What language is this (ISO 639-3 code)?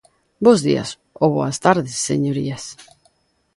glg